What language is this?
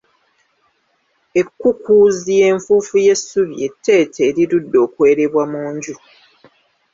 Ganda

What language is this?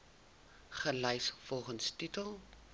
Afrikaans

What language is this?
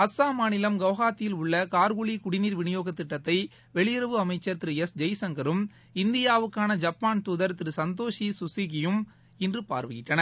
Tamil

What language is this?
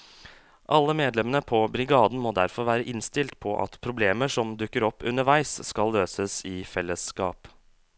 Norwegian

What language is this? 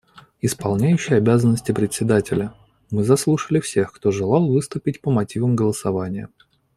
Russian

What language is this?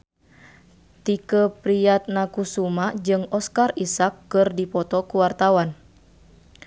Sundanese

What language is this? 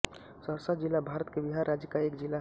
Hindi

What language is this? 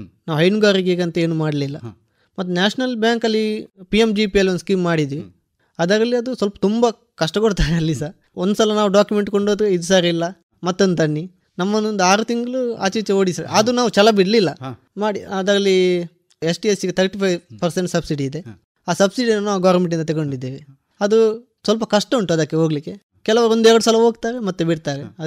Kannada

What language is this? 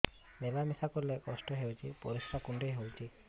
Odia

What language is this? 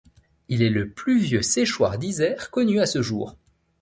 French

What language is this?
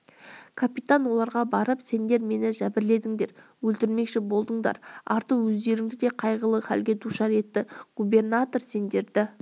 Kazakh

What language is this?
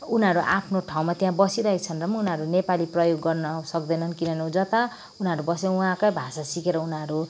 Nepali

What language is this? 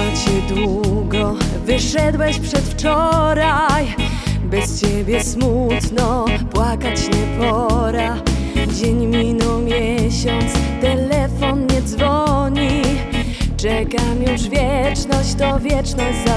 Polish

